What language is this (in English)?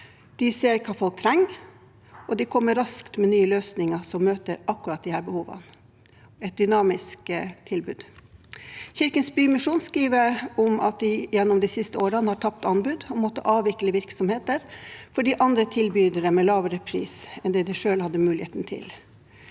Norwegian